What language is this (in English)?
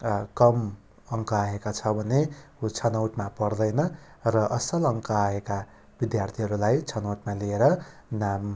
Nepali